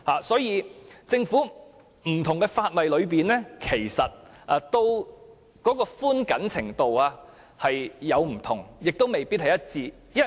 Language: Cantonese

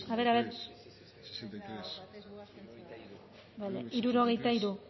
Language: Basque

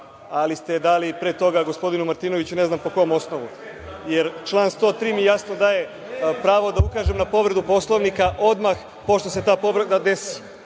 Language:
Serbian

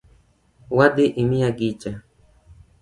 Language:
Luo (Kenya and Tanzania)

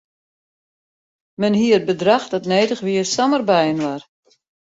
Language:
Western Frisian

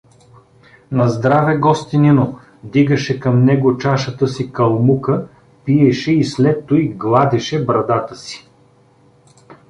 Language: Bulgarian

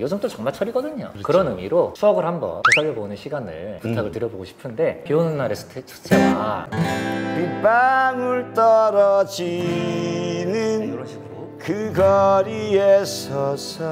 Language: Korean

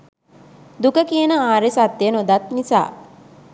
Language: Sinhala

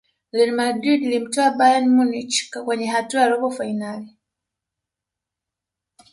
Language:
Swahili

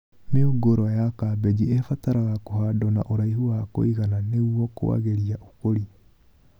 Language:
Kikuyu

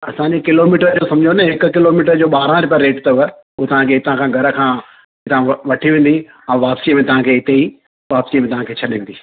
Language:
Sindhi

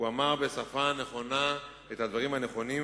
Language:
Hebrew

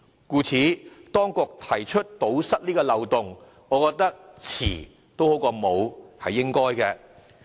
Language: Cantonese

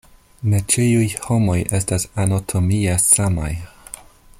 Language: Esperanto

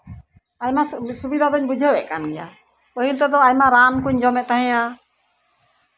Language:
Santali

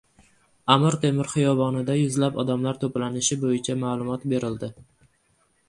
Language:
Uzbek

